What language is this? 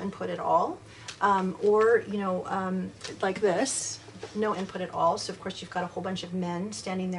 English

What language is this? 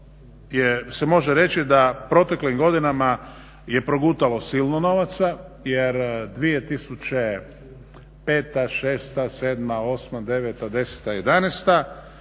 Croatian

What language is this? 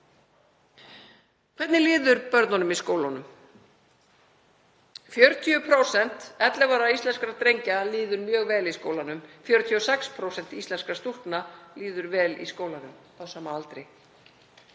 Icelandic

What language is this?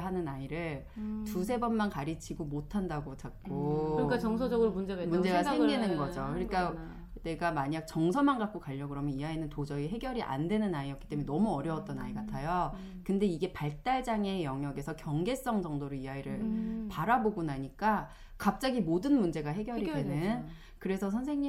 Korean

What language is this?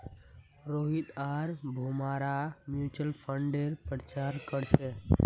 Magahi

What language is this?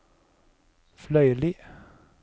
Norwegian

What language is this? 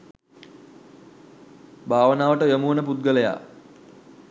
Sinhala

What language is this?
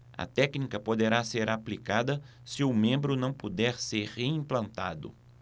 Portuguese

